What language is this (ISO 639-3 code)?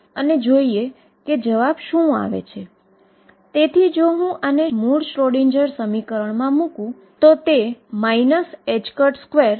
guj